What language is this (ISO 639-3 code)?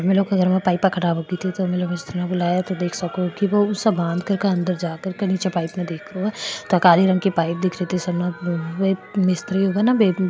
mwr